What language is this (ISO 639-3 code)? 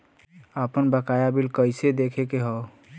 bho